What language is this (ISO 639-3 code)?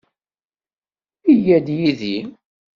kab